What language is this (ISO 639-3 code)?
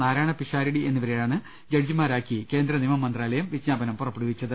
mal